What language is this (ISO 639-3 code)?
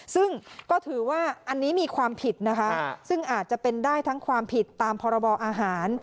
tha